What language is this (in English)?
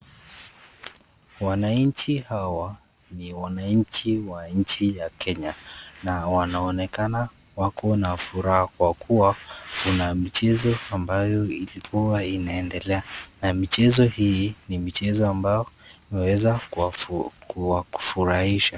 Swahili